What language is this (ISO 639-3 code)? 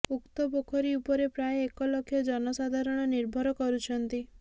ori